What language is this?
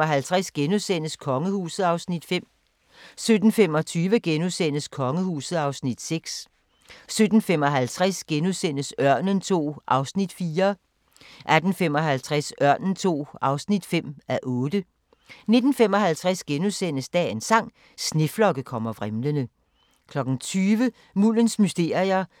Danish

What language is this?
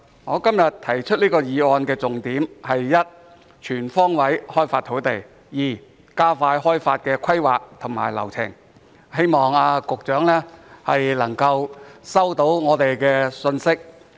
Cantonese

